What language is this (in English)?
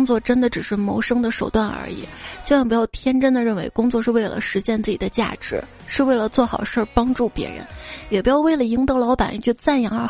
Chinese